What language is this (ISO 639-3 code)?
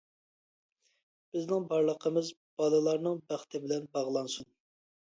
uig